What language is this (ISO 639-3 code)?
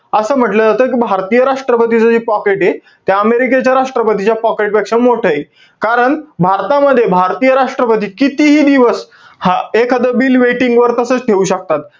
mar